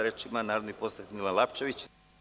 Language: Serbian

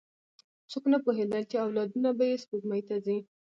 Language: Pashto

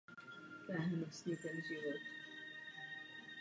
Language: Czech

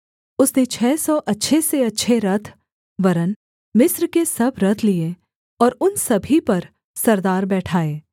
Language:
Hindi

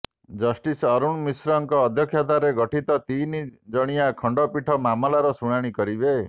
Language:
Odia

